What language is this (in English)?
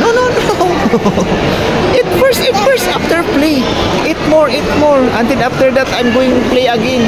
Filipino